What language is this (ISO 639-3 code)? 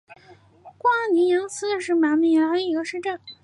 zho